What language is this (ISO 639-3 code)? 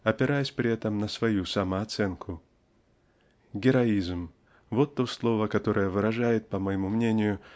rus